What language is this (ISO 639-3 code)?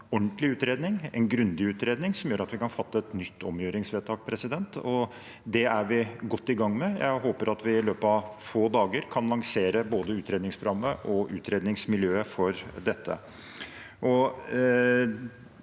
nor